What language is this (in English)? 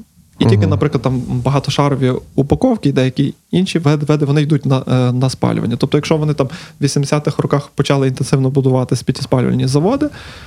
Ukrainian